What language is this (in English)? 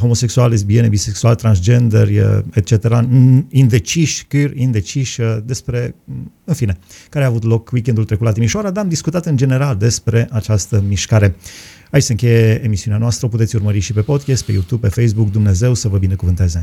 Romanian